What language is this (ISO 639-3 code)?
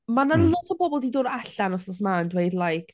cym